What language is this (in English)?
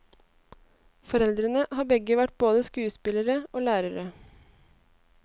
Norwegian